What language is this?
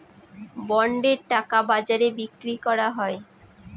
Bangla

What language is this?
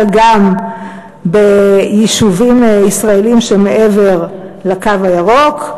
Hebrew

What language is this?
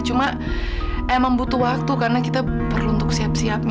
Indonesian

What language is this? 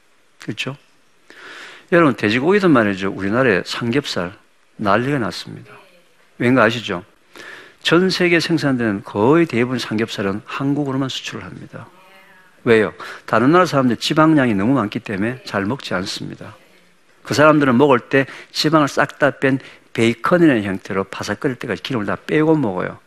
Korean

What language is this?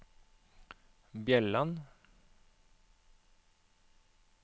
Norwegian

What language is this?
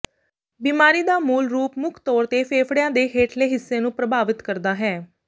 Punjabi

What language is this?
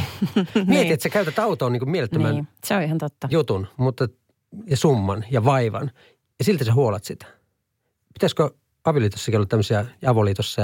Finnish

